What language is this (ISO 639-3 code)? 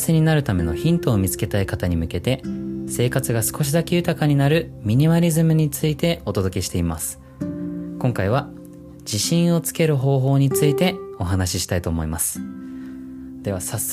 jpn